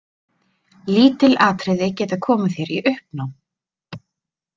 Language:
Icelandic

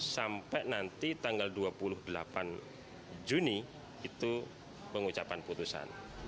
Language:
Indonesian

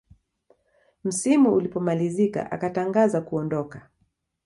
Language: Swahili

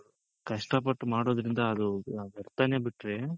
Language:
Kannada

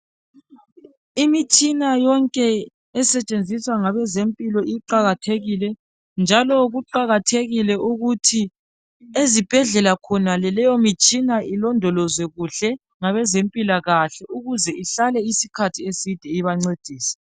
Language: North Ndebele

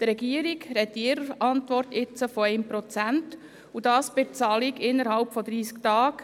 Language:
Swiss German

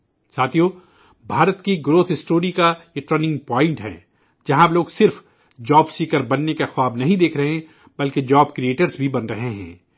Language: Urdu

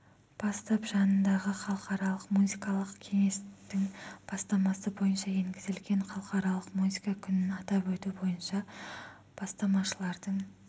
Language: Kazakh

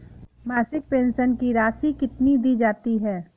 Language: Hindi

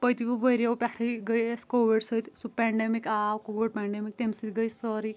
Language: Kashmiri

